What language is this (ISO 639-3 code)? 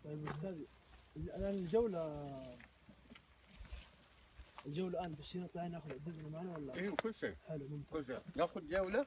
ara